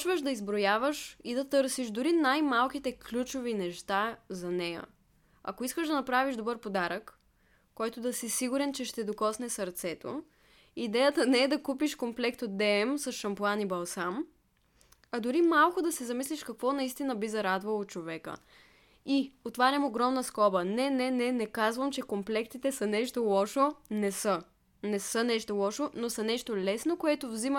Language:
Bulgarian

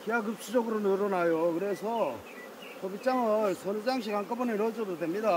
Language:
Korean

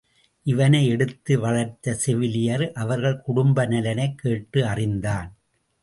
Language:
Tamil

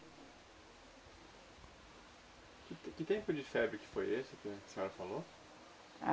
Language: Portuguese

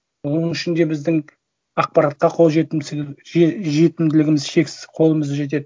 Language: Kazakh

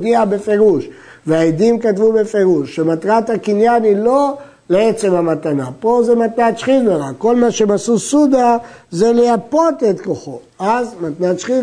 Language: Hebrew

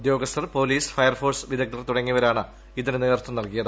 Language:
Malayalam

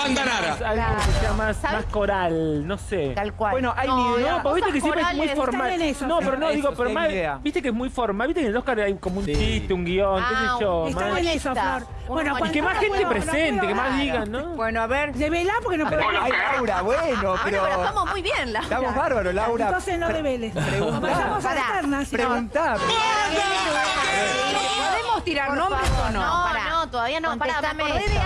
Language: Spanish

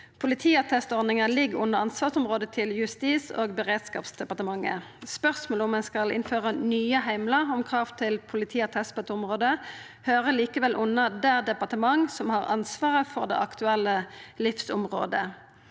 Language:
Norwegian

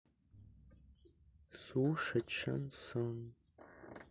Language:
Russian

